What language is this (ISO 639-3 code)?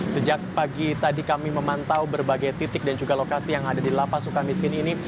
ind